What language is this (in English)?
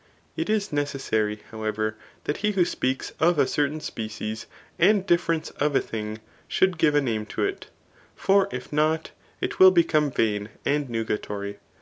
English